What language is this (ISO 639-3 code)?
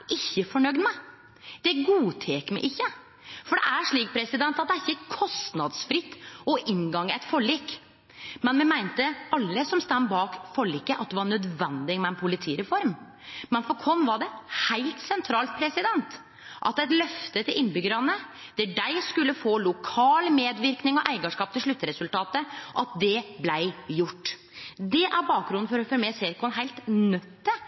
nno